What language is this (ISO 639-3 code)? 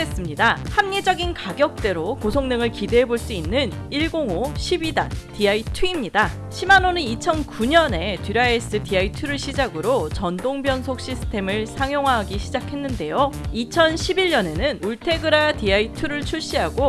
kor